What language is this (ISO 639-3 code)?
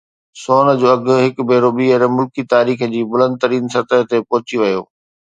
snd